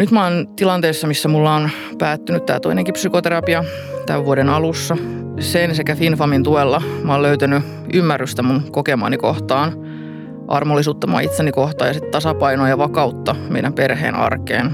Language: Finnish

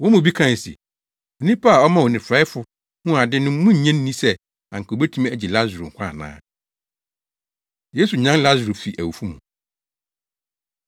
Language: Akan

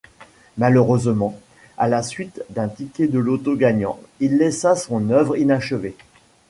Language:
French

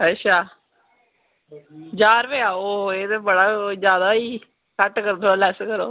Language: Dogri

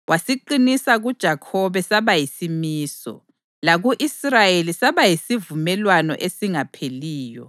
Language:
North Ndebele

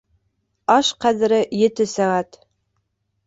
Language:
Bashkir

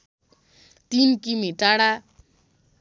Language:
Nepali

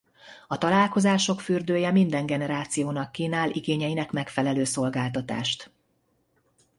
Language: Hungarian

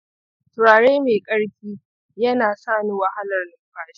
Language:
Hausa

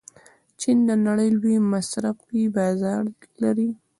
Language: Pashto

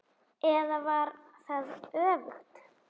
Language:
Icelandic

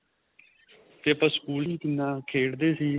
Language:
Punjabi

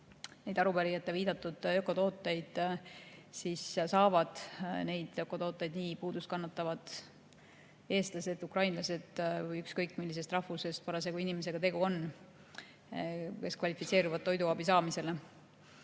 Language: Estonian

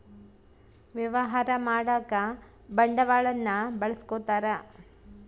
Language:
Kannada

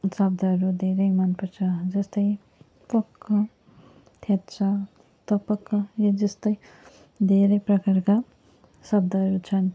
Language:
Nepali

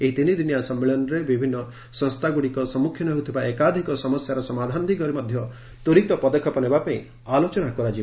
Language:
Odia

